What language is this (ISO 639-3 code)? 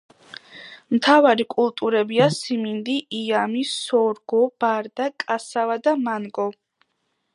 kat